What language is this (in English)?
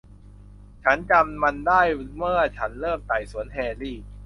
Thai